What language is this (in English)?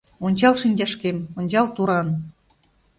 Mari